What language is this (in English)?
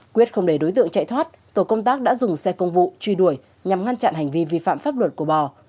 Vietnamese